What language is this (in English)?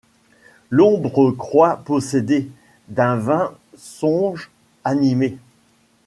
French